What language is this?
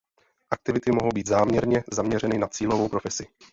Czech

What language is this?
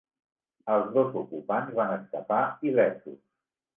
Catalan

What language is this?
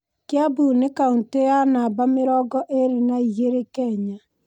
Kikuyu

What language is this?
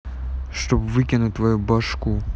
Russian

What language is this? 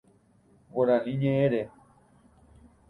Guarani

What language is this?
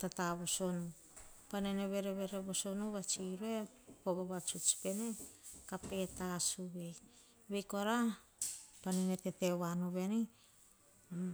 Hahon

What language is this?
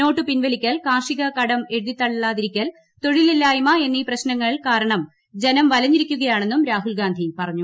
Malayalam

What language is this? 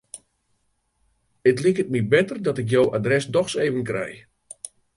Western Frisian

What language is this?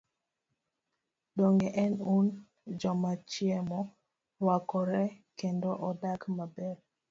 Luo (Kenya and Tanzania)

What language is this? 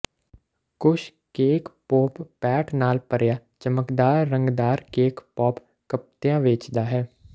Punjabi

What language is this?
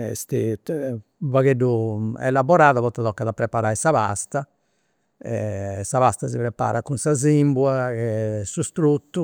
Campidanese Sardinian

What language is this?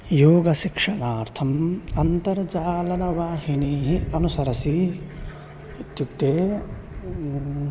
Sanskrit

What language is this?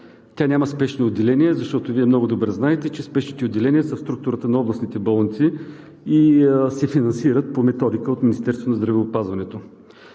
Bulgarian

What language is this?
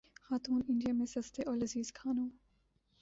Urdu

